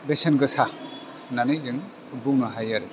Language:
Bodo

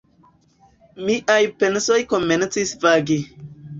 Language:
Esperanto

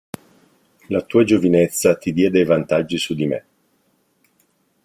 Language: Italian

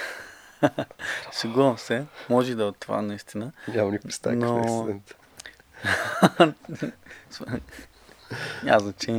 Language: Bulgarian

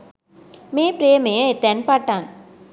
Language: Sinhala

